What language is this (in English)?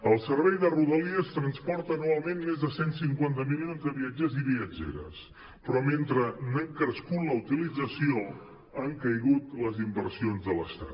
Catalan